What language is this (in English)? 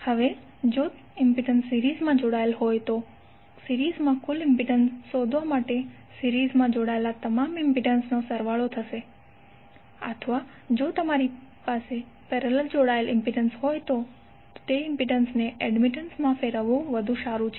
Gujarati